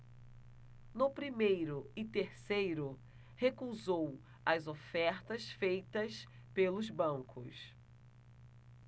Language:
Portuguese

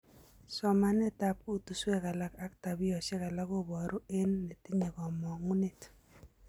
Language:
Kalenjin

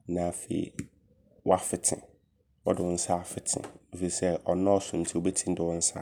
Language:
Abron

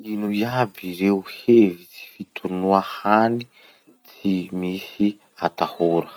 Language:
Masikoro Malagasy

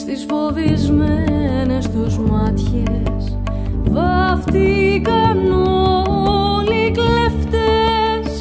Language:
Greek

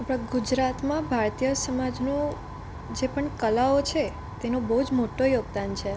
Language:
Gujarati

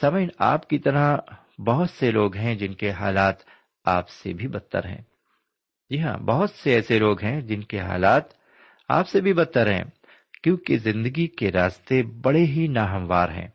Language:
Urdu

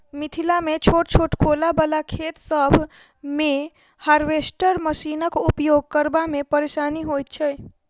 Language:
Maithili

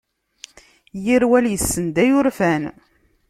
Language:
Kabyle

